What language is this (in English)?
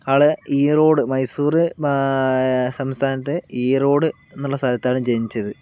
Malayalam